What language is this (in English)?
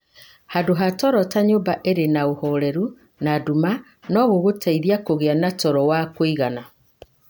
Kikuyu